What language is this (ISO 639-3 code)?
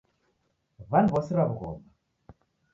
dav